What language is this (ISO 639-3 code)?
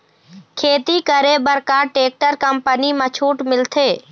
hne